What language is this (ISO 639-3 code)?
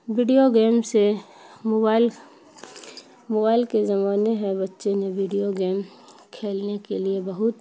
urd